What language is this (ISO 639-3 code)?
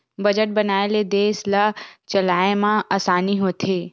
hne